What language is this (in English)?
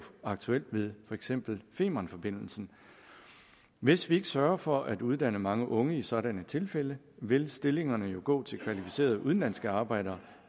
Danish